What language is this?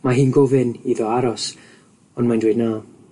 Welsh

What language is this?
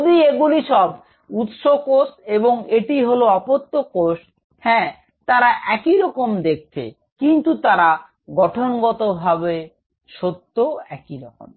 Bangla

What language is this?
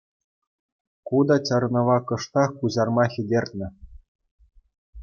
Chuvash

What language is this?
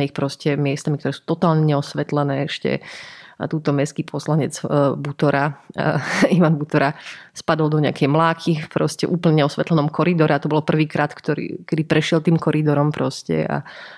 Slovak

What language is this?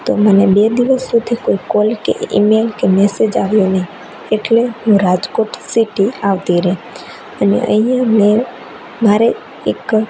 Gujarati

